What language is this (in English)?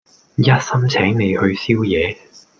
Cantonese